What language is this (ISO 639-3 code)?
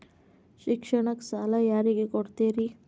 kan